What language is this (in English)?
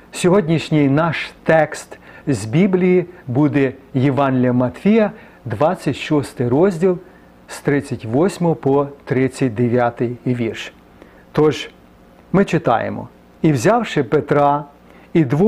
Ukrainian